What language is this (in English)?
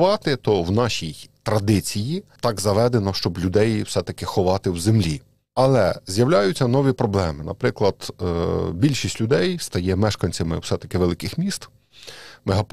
Ukrainian